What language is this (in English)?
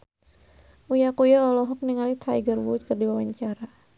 Sundanese